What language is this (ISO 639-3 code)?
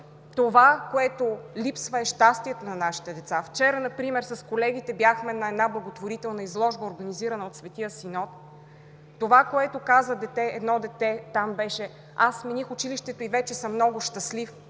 bul